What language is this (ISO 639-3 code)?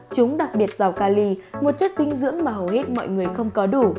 vie